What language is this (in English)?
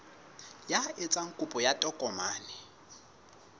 Southern Sotho